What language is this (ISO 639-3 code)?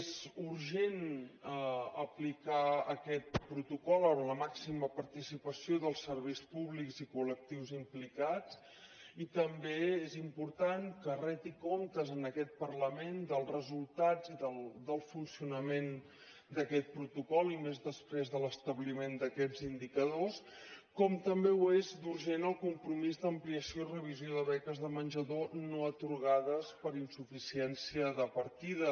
cat